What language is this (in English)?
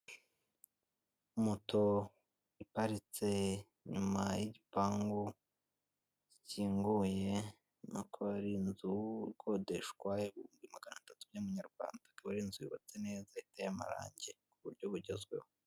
Kinyarwanda